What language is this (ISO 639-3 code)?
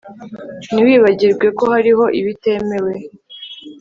kin